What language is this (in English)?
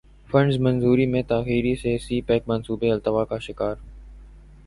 Urdu